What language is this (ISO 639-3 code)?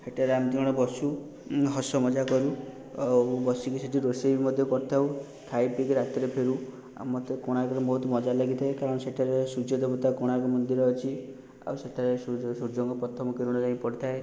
ori